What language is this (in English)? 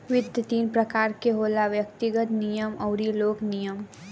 Bhojpuri